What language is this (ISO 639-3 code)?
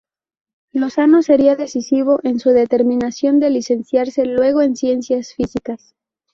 spa